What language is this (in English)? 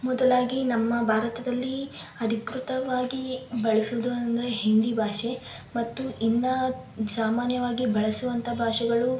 Kannada